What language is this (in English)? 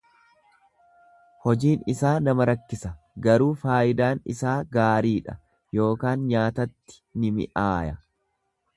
Oromo